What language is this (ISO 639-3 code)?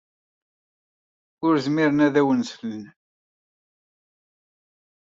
kab